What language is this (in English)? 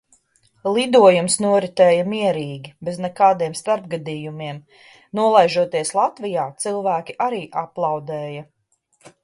Latvian